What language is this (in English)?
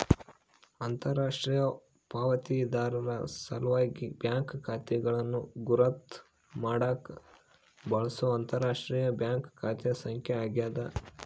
Kannada